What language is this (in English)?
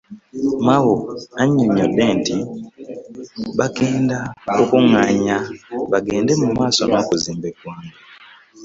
Ganda